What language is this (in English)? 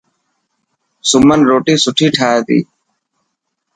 Dhatki